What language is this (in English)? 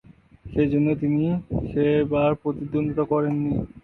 Bangla